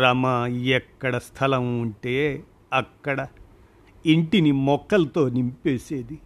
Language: Telugu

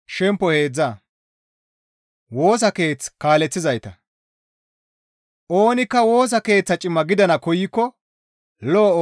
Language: Gamo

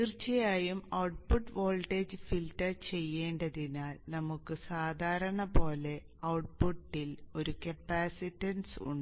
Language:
Malayalam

